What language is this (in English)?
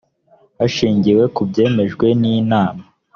Kinyarwanda